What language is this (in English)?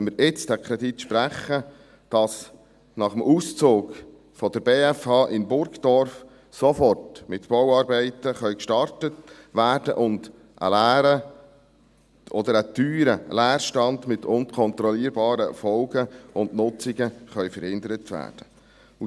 Swiss German